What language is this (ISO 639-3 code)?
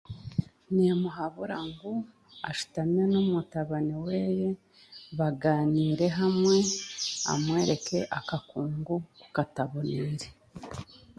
cgg